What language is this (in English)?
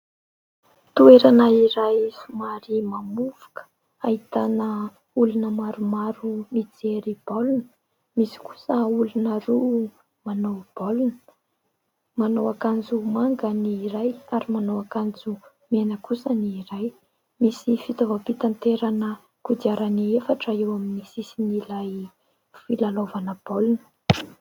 Malagasy